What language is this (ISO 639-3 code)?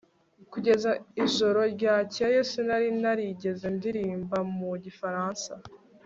kin